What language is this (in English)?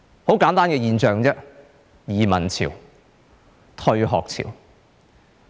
Cantonese